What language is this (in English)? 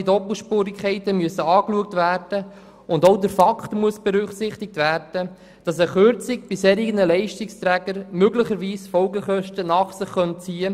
Swiss German